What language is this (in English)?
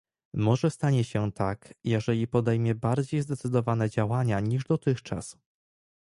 Polish